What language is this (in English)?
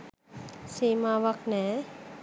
Sinhala